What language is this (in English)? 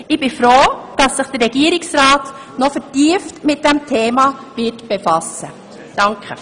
Swiss German